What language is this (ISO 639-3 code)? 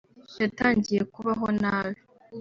kin